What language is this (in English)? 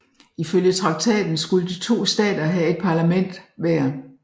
Danish